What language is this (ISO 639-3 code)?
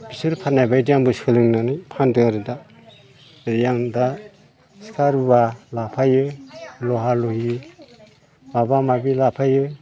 brx